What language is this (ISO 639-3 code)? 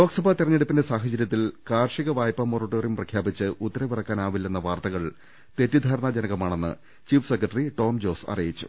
mal